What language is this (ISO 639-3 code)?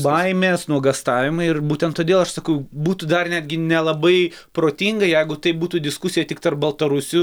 lit